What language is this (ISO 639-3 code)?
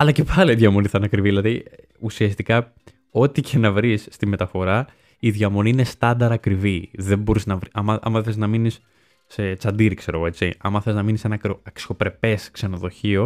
ell